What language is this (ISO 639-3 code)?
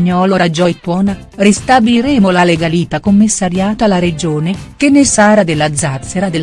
ita